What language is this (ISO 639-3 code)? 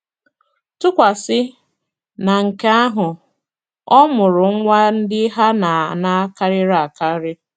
ibo